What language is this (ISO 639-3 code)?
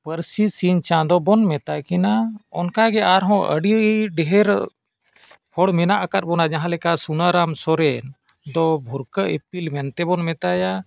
sat